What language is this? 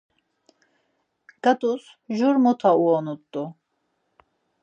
Laz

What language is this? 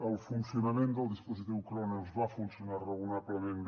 Catalan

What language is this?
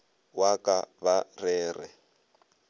Northern Sotho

